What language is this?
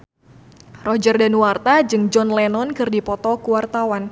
Sundanese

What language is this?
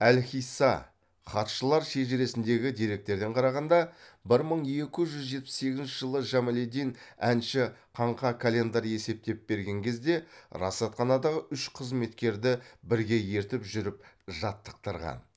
Kazakh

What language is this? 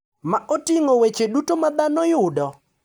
Luo (Kenya and Tanzania)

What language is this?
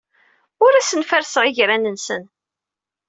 Kabyle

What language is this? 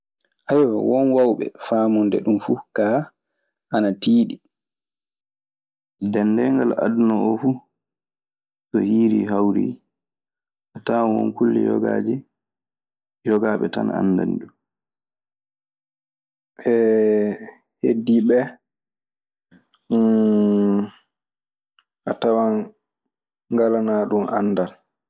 Maasina Fulfulde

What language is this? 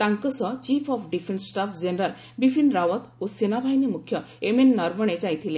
Odia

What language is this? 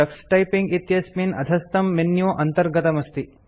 Sanskrit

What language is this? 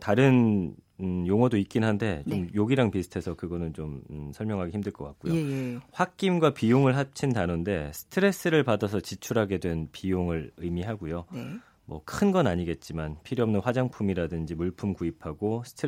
Korean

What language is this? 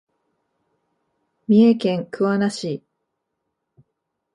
Japanese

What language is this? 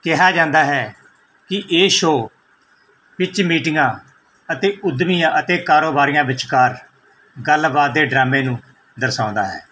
Punjabi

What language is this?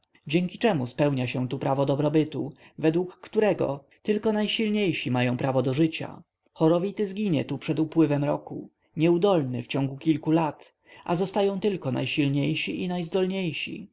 Polish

